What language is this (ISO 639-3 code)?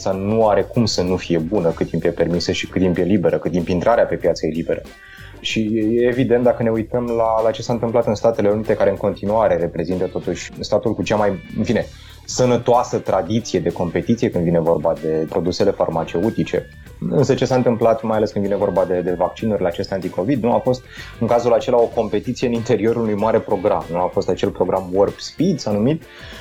ron